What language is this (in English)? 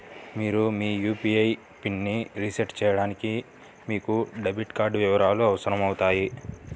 Telugu